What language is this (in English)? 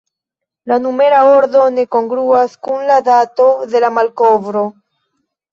Esperanto